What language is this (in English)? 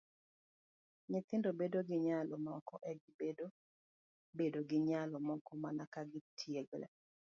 Luo (Kenya and Tanzania)